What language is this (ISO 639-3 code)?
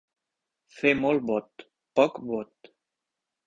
cat